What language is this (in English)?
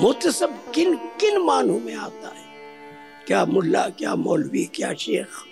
Hindi